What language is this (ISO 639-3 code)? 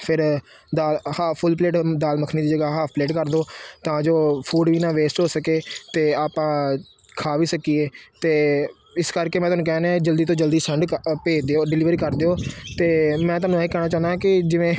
pan